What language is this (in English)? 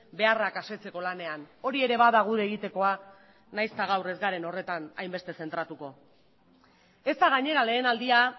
Basque